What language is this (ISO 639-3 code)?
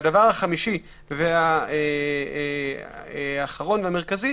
heb